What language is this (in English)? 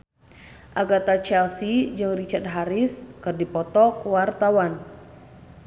Sundanese